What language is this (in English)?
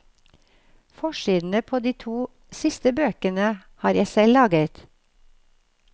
Norwegian